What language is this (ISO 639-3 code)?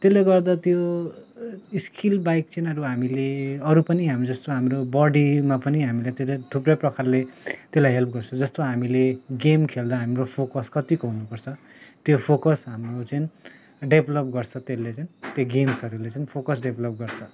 nep